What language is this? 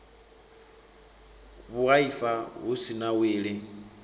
Venda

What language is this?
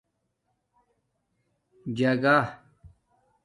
Domaaki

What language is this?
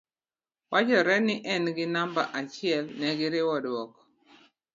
Luo (Kenya and Tanzania)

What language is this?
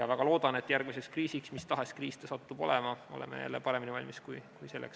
Estonian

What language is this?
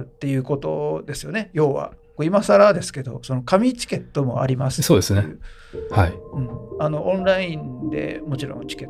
Japanese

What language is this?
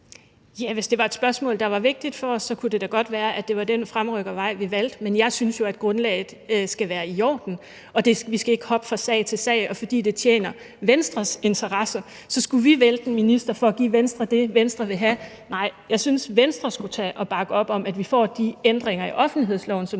Danish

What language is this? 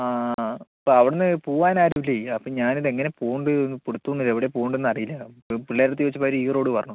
Malayalam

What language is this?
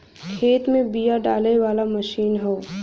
Bhojpuri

